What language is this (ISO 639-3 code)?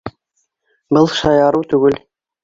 bak